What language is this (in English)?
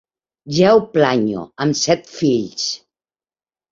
Catalan